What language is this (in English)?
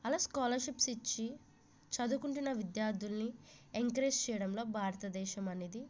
Telugu